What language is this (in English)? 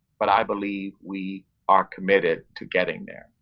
English